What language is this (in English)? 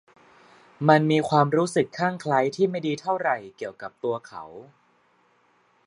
Thai